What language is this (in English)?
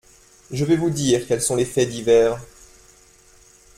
French